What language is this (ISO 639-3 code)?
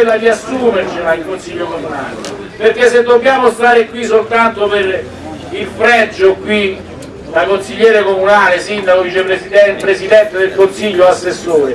ita